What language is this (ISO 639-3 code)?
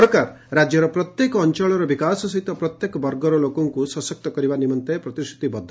ori